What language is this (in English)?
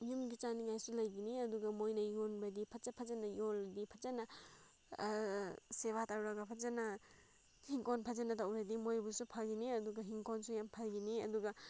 Manipuri